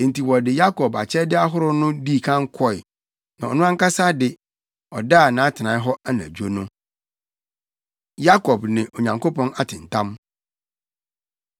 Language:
Akan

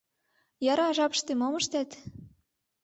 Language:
Mari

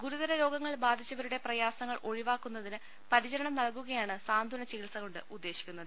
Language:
Malayalam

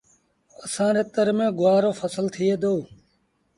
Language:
Sindhi Bhil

